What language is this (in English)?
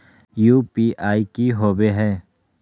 Magahi